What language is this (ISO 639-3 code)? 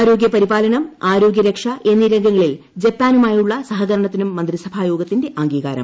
mal